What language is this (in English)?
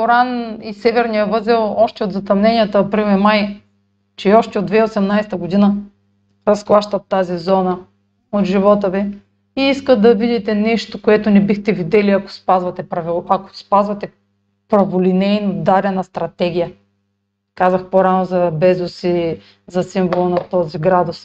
Bulgarian